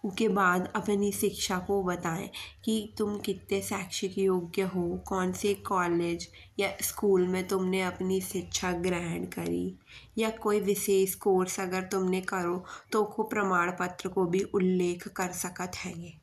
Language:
Bundeli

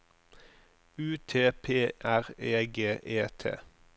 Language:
Norwegian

